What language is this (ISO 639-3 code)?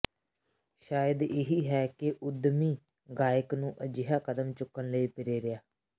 pan